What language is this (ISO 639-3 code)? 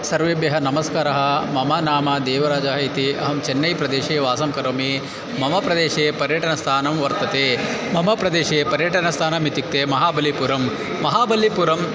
san